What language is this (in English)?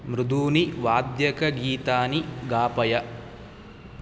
Sanskrit